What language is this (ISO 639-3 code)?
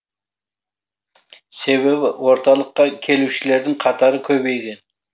kaz